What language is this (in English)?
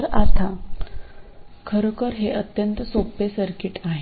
Marathi